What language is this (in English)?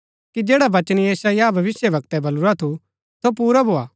Gaddi